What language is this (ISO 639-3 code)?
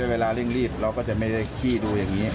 tha